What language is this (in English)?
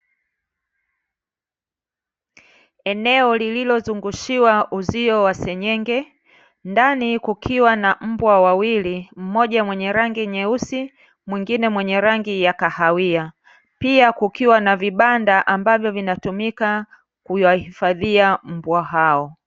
Swahili